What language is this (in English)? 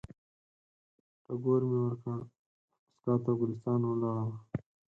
Pashto